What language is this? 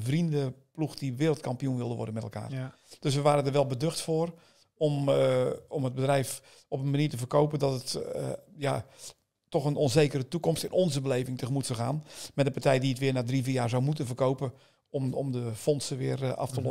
Dutch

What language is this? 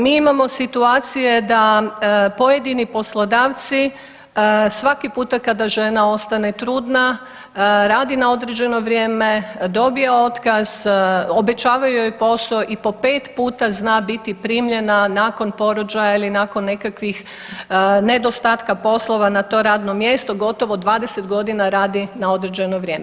Croatian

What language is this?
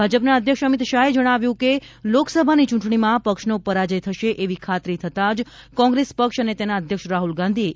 Gujarati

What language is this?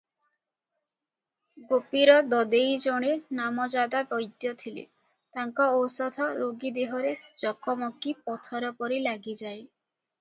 Odia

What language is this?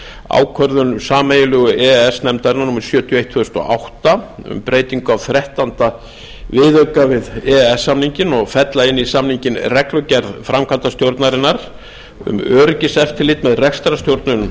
Icelandic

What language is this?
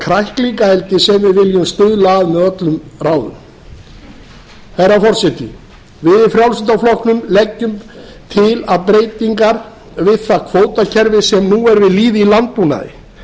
Icelandic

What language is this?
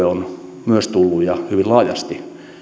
Finnish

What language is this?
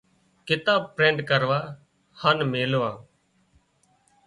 Wadiyara Koli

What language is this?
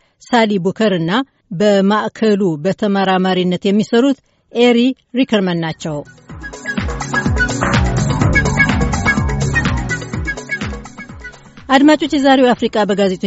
Amharic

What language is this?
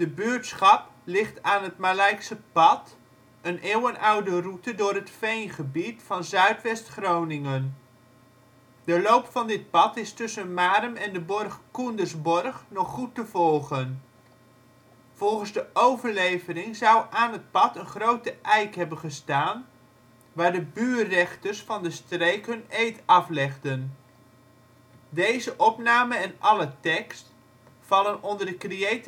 Dutch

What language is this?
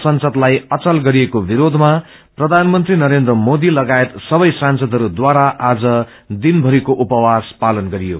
Nepali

